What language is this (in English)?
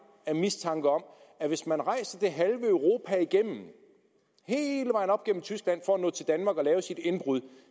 Danish